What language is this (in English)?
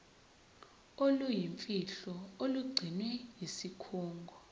Zulu